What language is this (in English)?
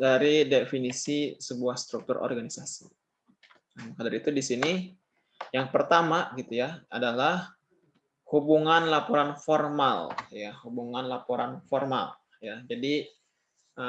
Indonesian